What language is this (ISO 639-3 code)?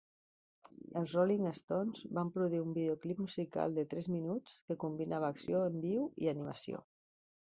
cat